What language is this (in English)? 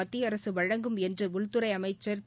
Tamil